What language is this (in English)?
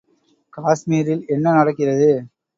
Tamil